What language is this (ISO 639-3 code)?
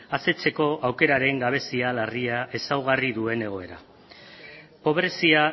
eus